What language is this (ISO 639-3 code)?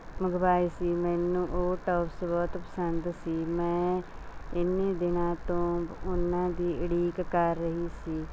pan